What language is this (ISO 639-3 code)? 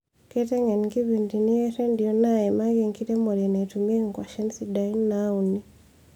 mas